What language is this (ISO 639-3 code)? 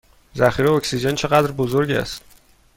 fas